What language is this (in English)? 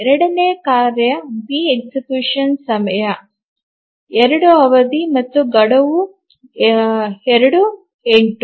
Kannada